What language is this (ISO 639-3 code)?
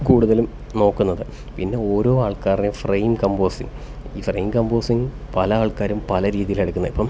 mal